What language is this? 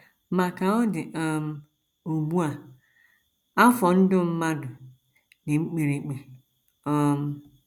Igbo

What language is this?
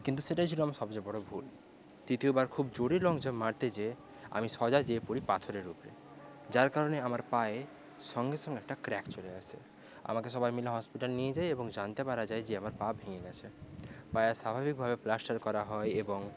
Bangla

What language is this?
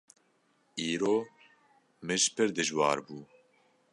Kurdish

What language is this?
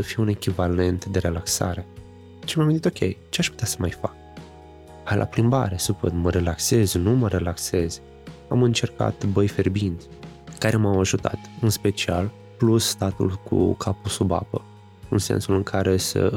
Romanian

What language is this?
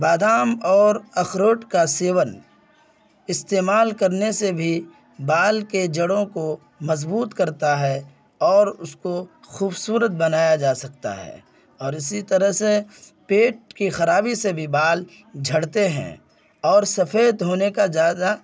Urdu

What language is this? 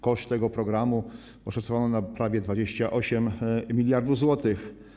Polish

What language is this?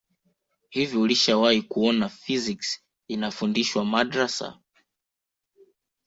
Swahili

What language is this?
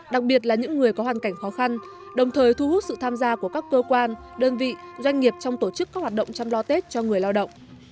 Vietnamese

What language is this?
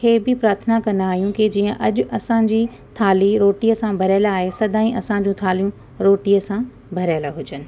Sindhi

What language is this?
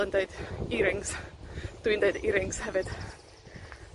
Welsh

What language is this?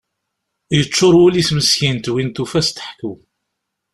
Kabyle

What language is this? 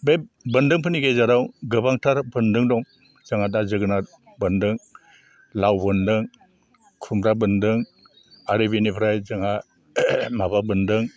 Bodo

